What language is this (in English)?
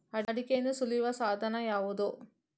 Kannada